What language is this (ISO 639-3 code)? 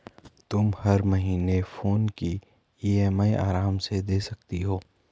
hin